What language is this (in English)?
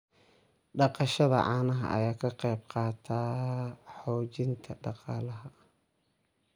Somali